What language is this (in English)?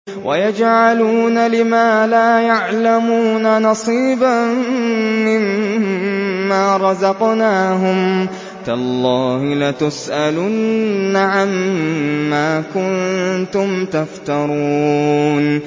Arabic